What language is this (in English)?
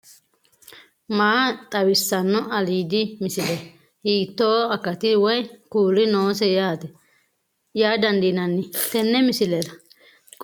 Sidamo